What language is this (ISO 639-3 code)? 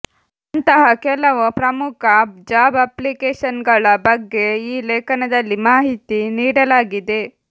kan